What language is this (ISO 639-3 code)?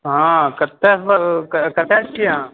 mai